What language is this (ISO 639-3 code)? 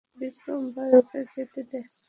ben